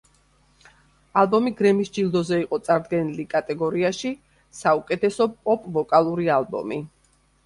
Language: Georgian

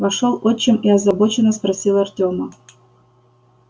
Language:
Russian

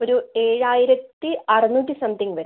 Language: Malayalam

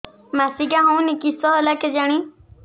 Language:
Odia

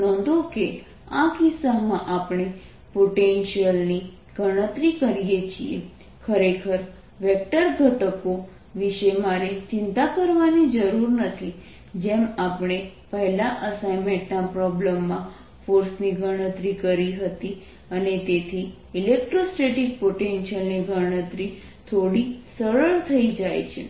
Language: Gujarati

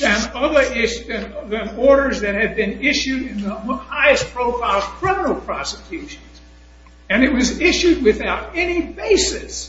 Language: English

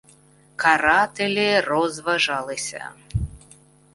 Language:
Ukrainian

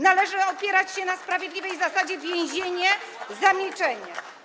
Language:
Polish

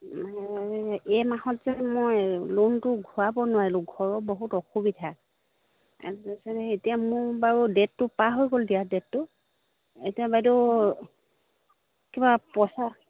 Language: Assamese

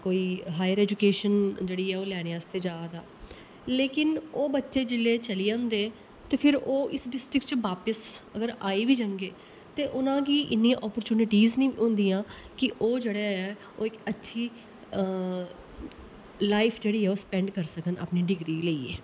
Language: Dogri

